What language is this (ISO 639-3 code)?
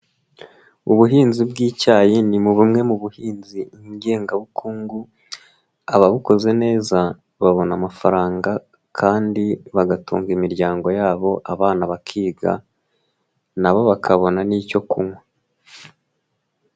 kin